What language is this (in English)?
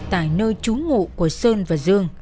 Vietnamese